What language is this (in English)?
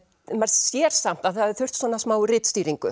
Icelandic